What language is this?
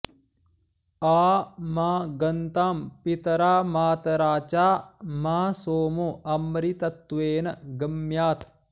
Sanskrit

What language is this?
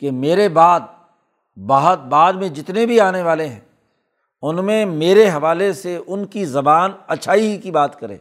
Urdu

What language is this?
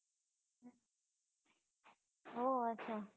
Gujarati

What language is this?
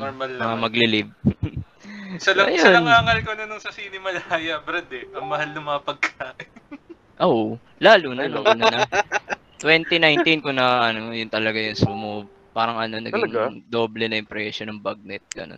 Filipino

